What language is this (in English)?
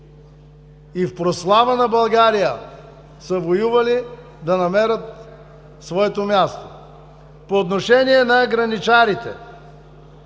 Bulgarian